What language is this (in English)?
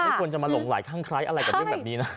Thai